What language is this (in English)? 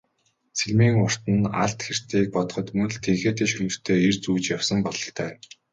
Mongolian